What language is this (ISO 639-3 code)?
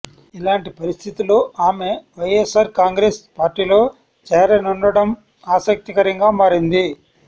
tel